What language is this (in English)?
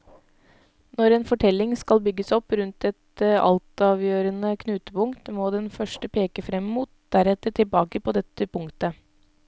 Norwegian